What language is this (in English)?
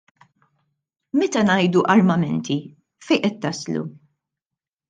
Maltese